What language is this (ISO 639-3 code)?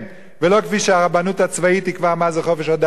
heb